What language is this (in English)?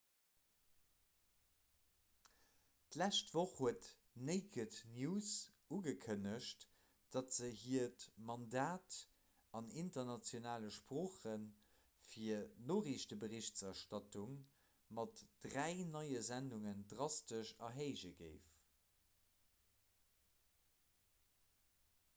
Luxembourgish